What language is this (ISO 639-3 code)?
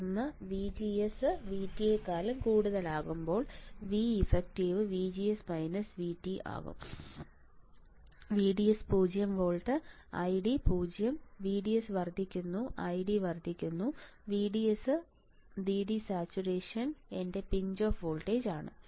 mal